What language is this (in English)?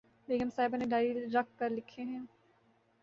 Urdu